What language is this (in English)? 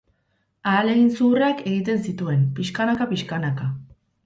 Basque